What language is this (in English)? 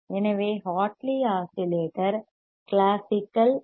Tamil